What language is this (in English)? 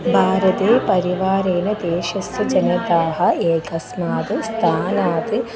Sanskrit